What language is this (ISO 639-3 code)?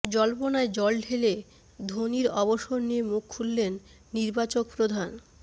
ben